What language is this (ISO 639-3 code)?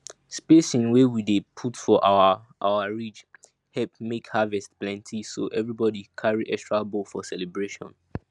pcm